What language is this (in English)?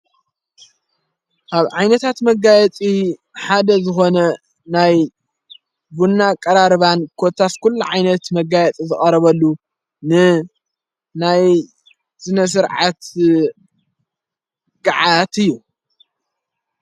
Tigrinya